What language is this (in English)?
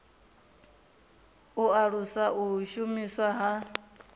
Venda